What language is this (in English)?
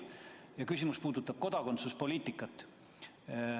Estonian